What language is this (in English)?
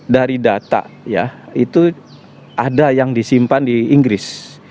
Indonesian